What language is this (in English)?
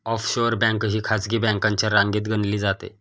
Marathi